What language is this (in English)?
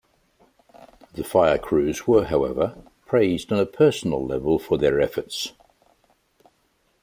English